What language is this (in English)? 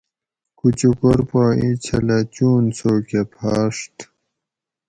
Gawri